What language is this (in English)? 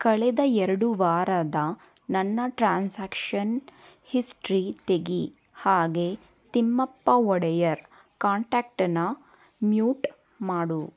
Kannada